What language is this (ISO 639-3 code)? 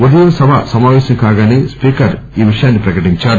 tel